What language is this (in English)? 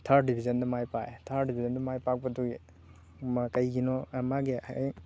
Manipuri